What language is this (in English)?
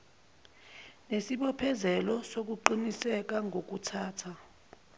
Zulu